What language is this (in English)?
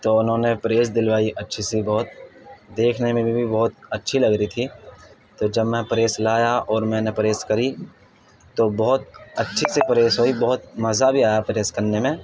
Urdu